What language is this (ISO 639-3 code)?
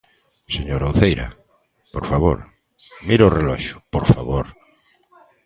glg